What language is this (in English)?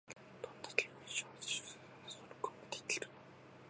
Japanese